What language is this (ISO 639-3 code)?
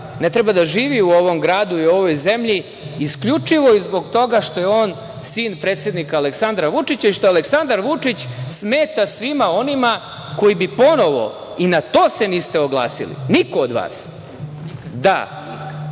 srp